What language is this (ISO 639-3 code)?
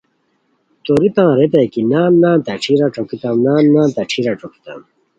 khw